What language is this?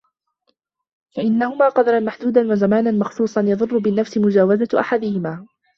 Arabic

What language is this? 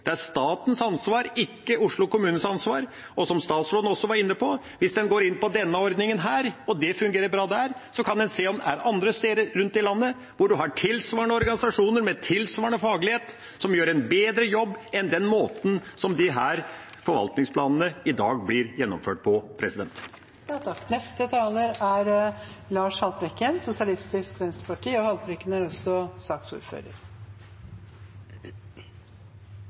Norwegian Bokmål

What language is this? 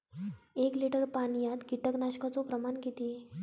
Marathi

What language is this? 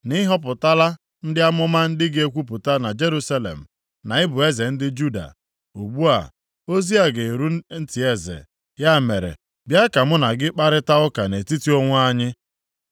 Igbo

